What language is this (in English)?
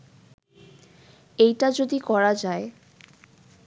Bangla